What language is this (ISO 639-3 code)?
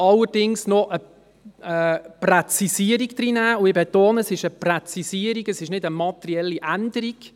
gsw